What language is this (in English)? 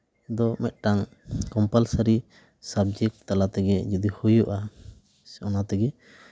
Santali